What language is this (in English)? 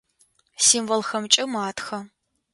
Adyghe